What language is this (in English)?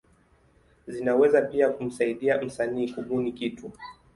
Swahili